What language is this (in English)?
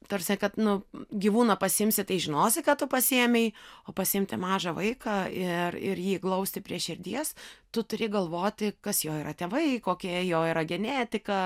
Lithuanian